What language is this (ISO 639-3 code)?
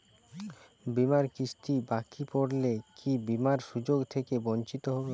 ben